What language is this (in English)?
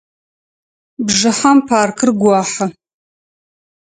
Adyghe